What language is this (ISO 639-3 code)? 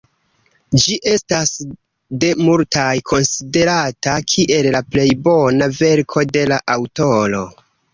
epo